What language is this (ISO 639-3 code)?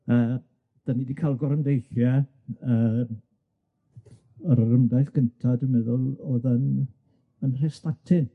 cym